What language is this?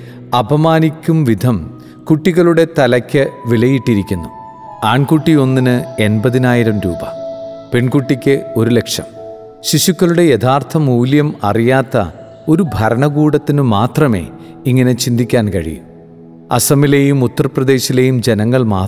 Malayalam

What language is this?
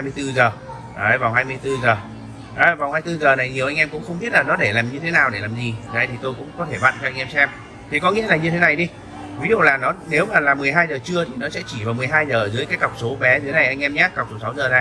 Vietnamese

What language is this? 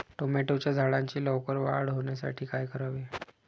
Marathi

